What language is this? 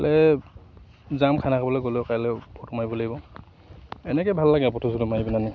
Assamese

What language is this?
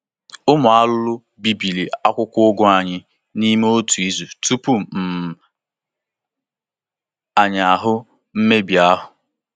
Igbo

